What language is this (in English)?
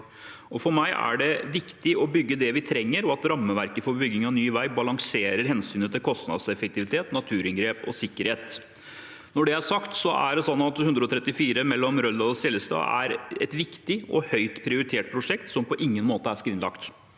Norwegian